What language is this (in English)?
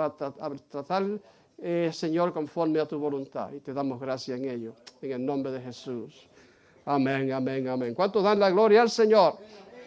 Spanish